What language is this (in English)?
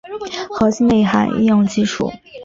Chinese